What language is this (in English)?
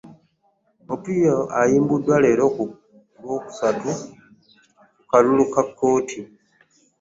Ganda